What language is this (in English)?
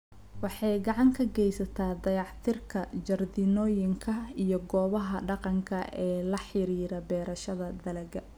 Somali